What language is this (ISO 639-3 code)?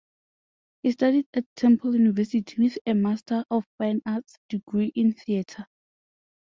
eng